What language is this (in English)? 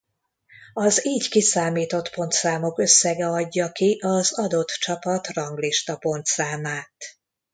Hungarian